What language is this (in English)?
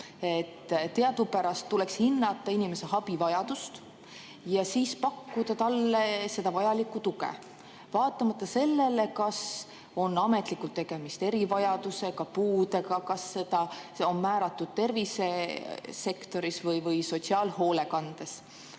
Estonian